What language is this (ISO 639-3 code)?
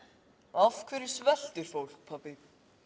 isl